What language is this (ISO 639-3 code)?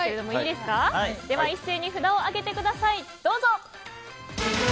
jpn